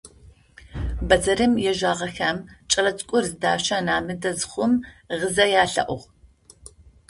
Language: Adyghe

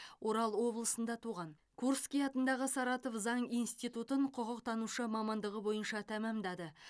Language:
Kazakh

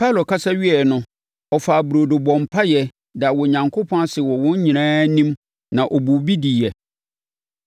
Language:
Akan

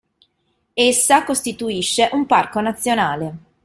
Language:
Italian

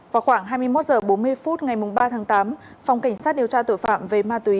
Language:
Vietnamese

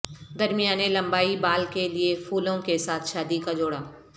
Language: Urdu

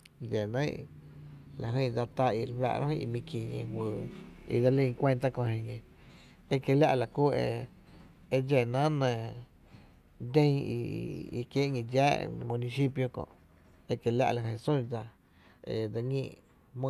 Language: Tepinapa Chinantec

